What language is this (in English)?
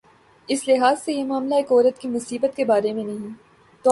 Urdu